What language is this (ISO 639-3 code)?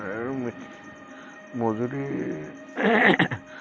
asm